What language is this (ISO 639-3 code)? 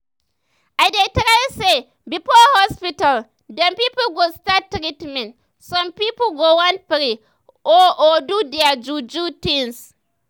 pcm